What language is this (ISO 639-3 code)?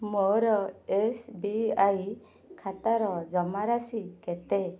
ori